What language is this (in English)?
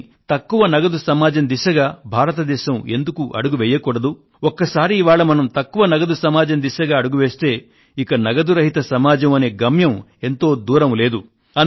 Telugu